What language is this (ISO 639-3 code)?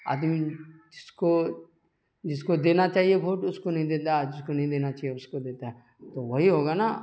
urd